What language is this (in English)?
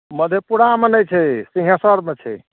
Maithili